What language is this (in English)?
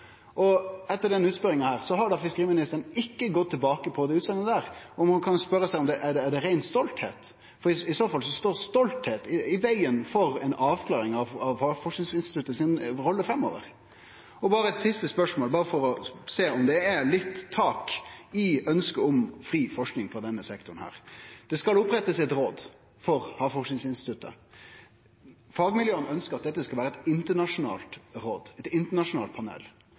Norwegian Nynorsk